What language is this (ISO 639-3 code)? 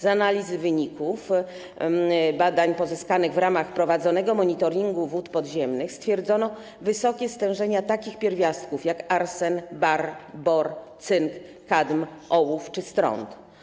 pol